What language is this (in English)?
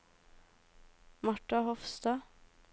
Norwegian